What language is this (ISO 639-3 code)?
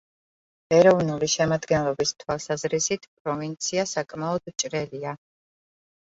kat